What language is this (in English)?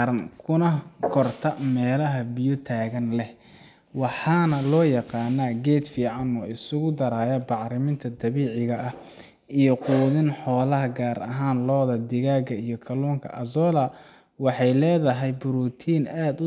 Somali